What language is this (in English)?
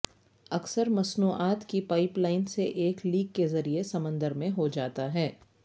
Urdu